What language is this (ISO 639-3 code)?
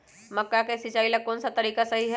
mag